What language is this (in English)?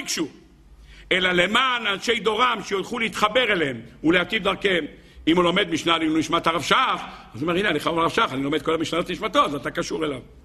Hebrew